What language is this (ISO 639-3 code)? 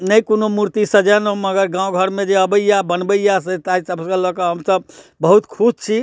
mai